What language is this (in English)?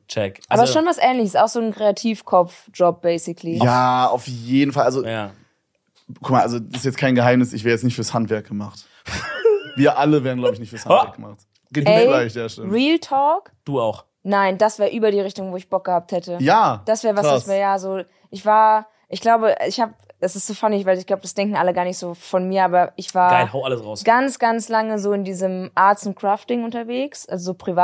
German